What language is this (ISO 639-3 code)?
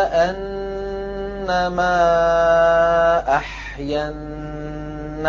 ara